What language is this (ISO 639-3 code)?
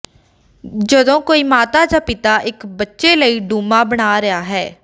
pan